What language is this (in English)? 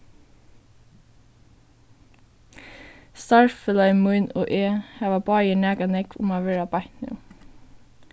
Faroese